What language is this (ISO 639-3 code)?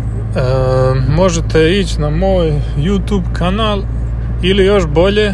hrv